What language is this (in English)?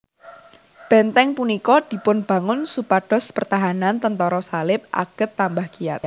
Javanese